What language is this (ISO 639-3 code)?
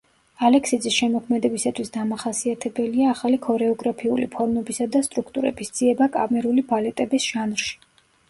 kat